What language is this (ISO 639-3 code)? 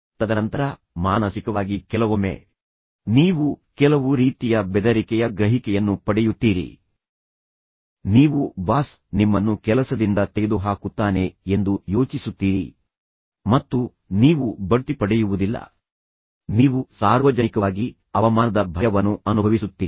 kan